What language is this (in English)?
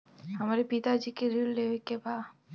Bhojpuri